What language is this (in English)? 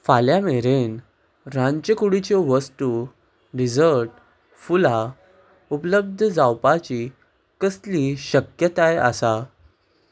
Konkani